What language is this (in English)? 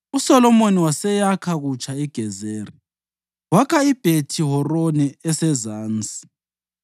North Ndebele